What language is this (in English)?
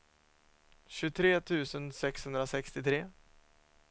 Swedish